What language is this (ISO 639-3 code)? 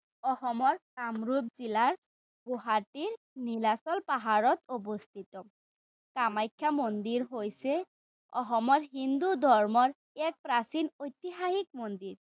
asm